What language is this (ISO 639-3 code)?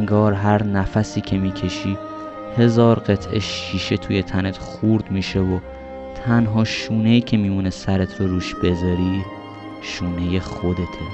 fas